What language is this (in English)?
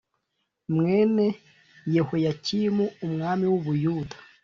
Kinyarwanda